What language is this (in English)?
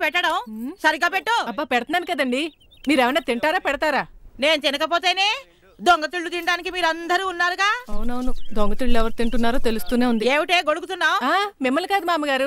Telugu